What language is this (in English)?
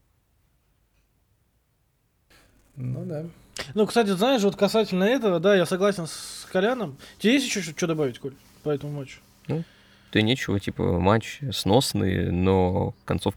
Russian